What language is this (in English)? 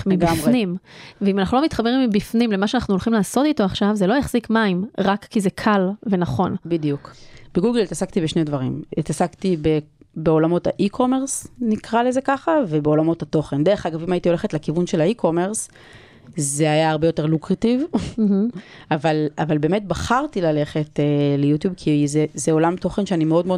Hebrew